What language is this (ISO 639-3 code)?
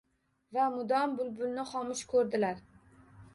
uzb